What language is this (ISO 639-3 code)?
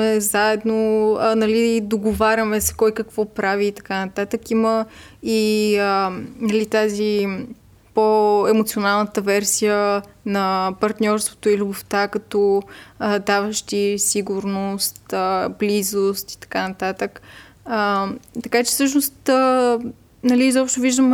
bul